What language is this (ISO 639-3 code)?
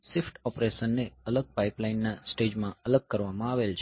guj